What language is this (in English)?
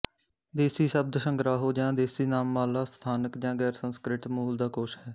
Punjabi